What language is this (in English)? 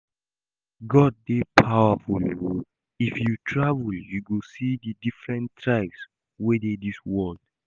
Nigerian Pidgin